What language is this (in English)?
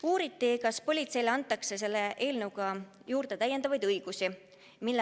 Estonian